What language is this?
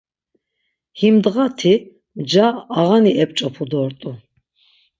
Laz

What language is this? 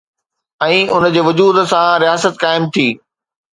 Sindhi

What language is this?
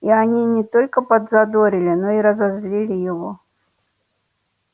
Russian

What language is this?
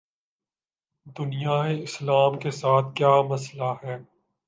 Urdu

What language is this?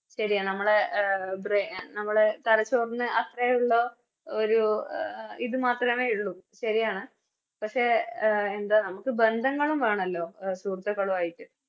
Malayalam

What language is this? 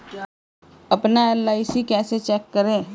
Hindi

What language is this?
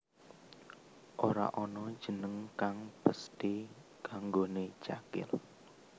Javanese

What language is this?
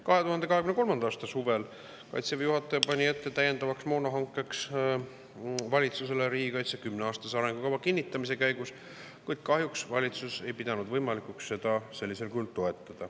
Estonian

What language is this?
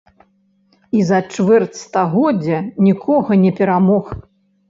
Belarusian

